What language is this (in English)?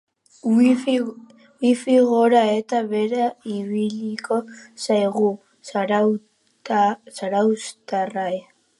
Basque